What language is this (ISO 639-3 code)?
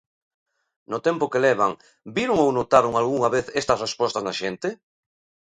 glg